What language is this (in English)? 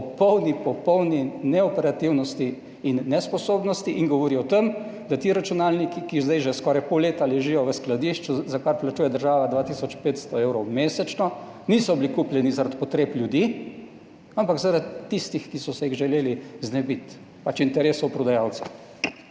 Slovenian